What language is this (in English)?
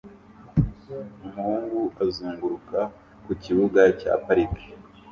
Kinyarwanda